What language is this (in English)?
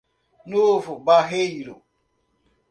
Portuguese